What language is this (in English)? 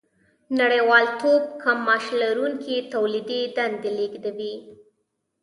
Pashto